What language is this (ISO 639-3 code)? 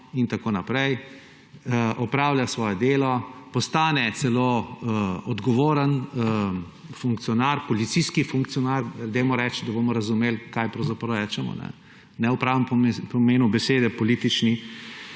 slv